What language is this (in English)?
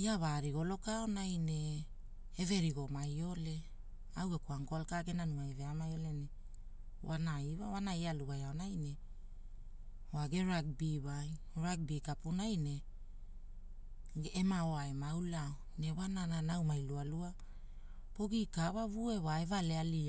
Hula